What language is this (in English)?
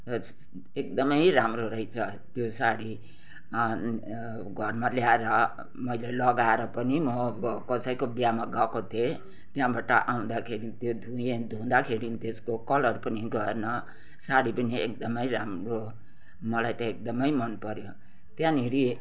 Nepali